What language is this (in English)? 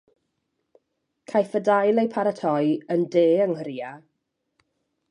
Welsh